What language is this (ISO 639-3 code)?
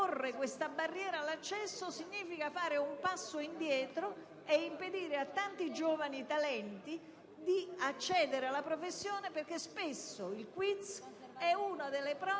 ita